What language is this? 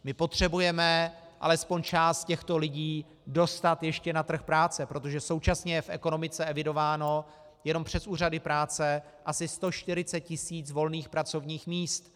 Czech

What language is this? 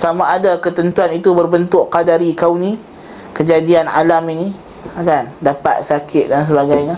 Malay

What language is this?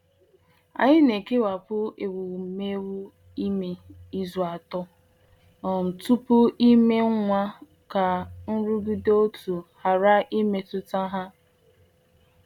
Igbo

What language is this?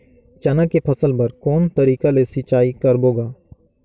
Chhattisgarhi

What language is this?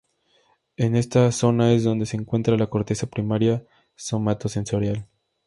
Spanish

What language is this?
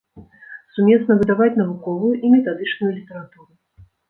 Belarusian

